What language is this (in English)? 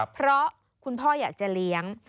Thai